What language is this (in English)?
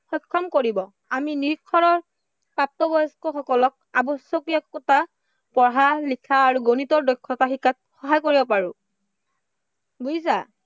Assamese